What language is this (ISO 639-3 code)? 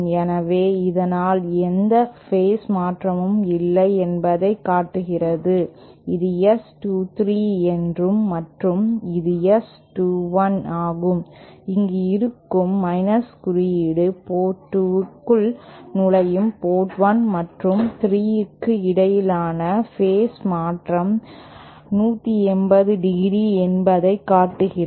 tam